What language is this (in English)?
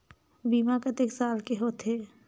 Chhattisgarhi